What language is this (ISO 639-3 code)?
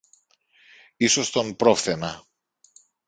ell